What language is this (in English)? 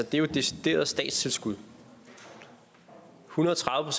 Danish